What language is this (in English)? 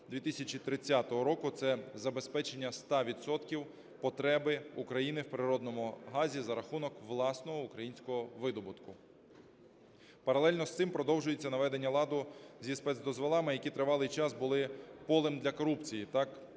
Ukrainian